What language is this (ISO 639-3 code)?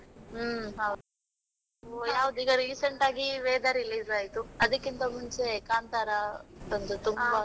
kan